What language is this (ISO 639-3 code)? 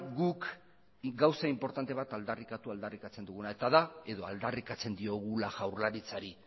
eus